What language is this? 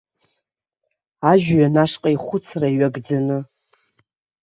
Abkhazian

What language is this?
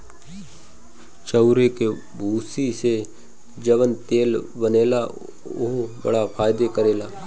Bhojpuri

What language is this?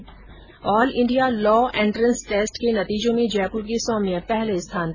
Hindi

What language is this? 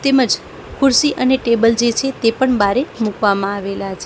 Gujarati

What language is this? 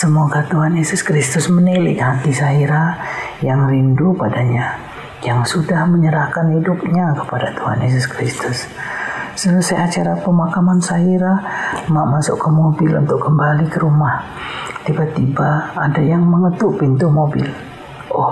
Indonesian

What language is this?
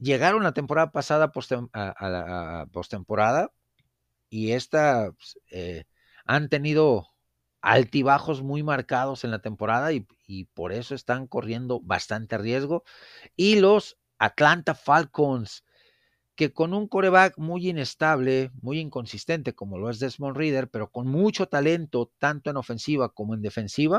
Spanish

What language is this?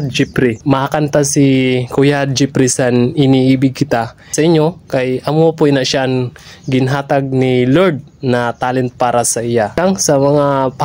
Filipino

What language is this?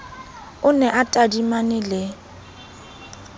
Southern Sotho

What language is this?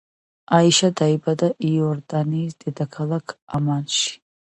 Georgian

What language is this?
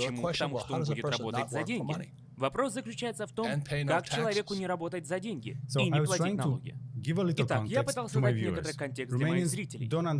Russian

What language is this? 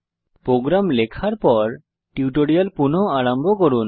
Bangla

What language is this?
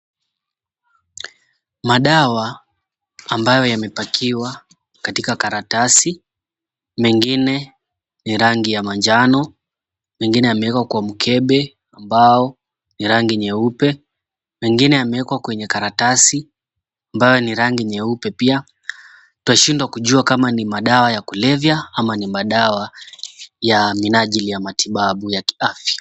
Swahili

